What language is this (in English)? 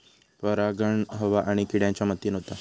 Marathi